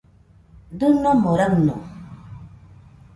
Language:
Nüpode Huitoto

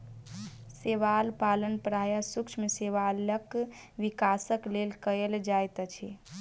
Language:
Maithili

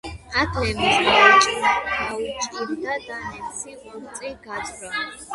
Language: Georgian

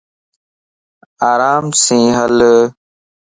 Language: Lasi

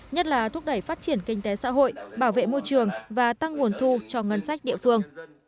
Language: Vietnamese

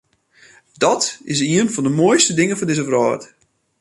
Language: Western Frisian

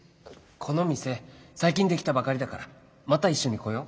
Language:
Japanese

